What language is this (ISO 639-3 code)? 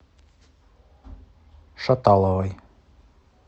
rus